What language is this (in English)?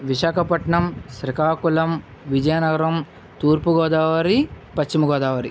Telugu